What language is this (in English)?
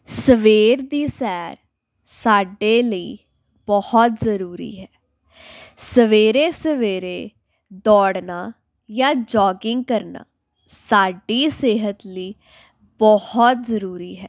Punjabi